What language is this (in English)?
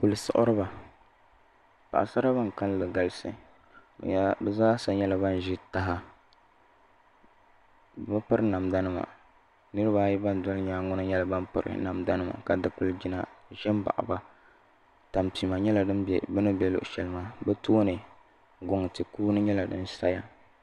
Dagbani